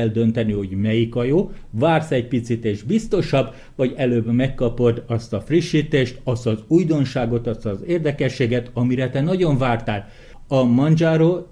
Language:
Hungarian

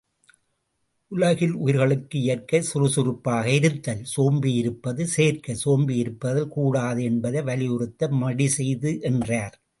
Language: Tamil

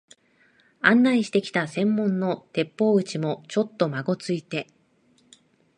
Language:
Japanese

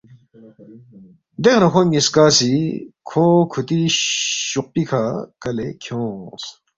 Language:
Balti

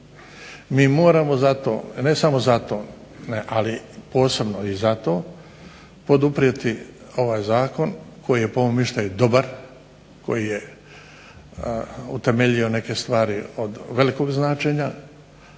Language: Croatian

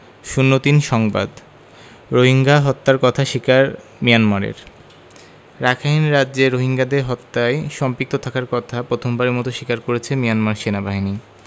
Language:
Bangla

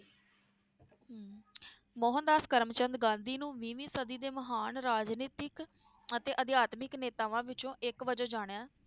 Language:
Punjabi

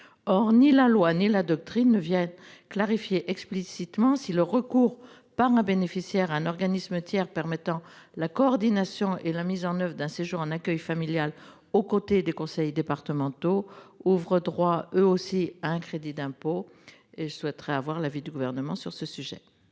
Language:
French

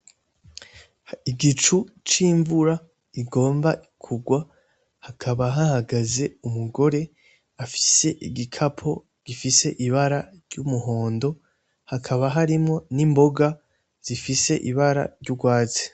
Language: Rundi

